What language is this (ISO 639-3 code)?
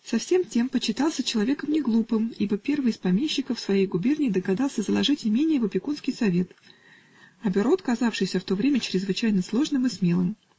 rus